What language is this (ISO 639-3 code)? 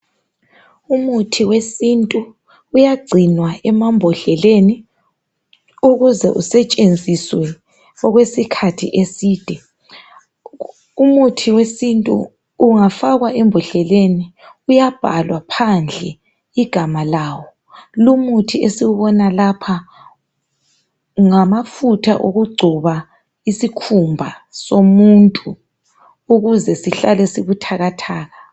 nde